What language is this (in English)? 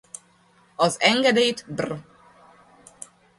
Hungarian